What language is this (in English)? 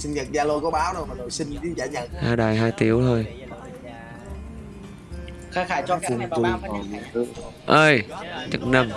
Vietnamese